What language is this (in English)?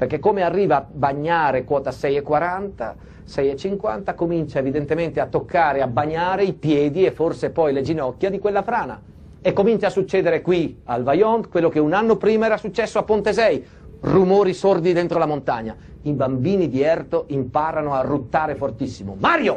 Italian